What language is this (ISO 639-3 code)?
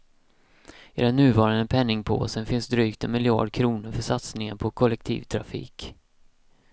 swe